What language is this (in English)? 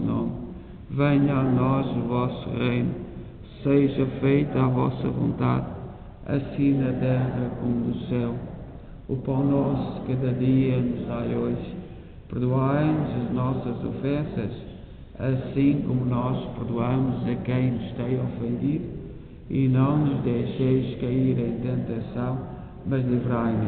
Portuguese